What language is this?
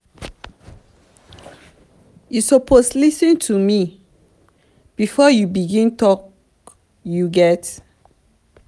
Nigerian Pidgin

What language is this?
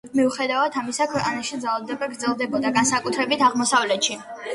Georgian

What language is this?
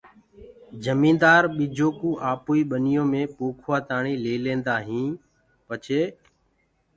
Gurgula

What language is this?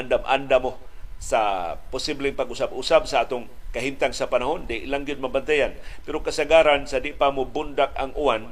Filipino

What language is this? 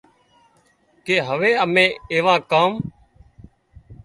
Wadiyara Koli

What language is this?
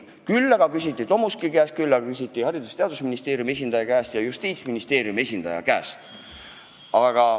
Estonian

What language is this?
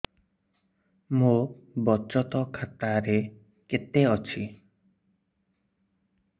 Odia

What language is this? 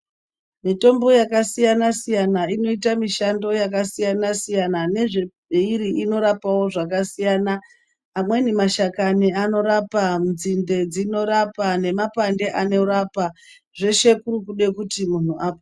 Ndau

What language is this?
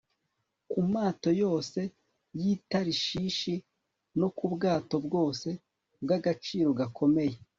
Kinyarwanda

